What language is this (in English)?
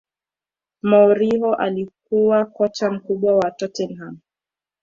Swahili